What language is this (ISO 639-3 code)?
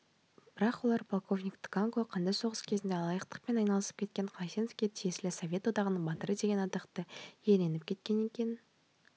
kaz